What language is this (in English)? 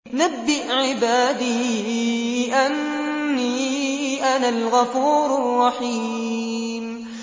Arabic